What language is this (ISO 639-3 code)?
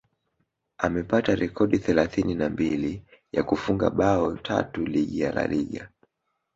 swa